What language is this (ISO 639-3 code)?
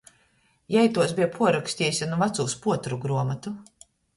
ltg